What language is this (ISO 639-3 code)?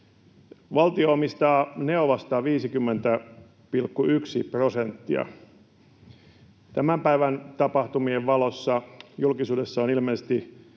fin